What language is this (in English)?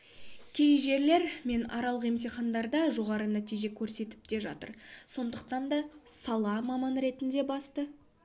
Kazakh